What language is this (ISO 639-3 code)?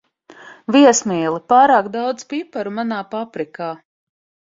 lav